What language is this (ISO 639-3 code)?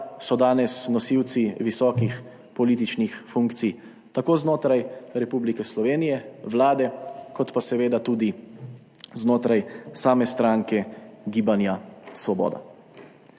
slv